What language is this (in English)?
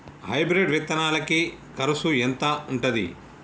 Telugu